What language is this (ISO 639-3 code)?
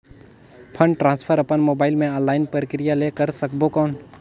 hne